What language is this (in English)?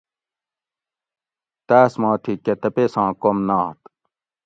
Gawri